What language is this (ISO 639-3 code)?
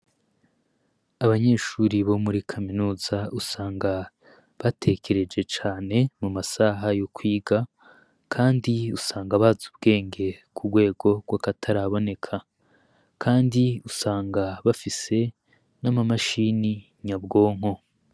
run